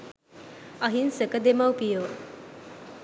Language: Sinhala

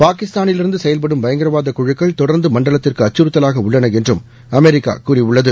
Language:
Tamil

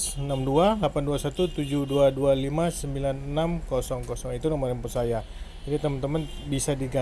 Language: Indonesian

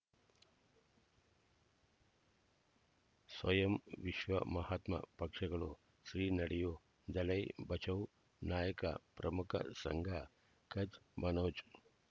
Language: Kannada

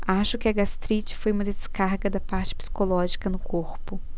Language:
Portuguese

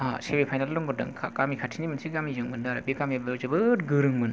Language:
Bodo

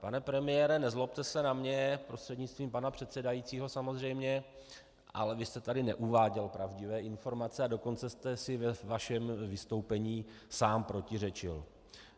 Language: Czech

